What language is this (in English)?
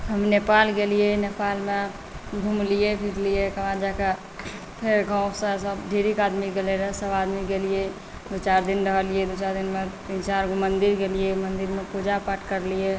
Maithili